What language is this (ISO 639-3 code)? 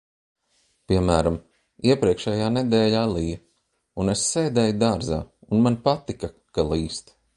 lav